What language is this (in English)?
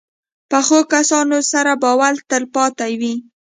Pashto